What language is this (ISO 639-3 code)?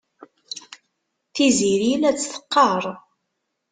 kab